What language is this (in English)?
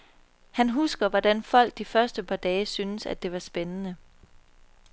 Danish